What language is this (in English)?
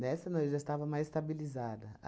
Portuguese